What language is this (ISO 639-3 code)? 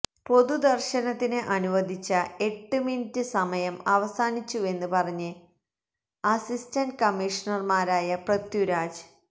mal